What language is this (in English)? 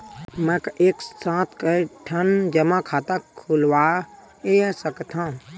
Chhattisgarhi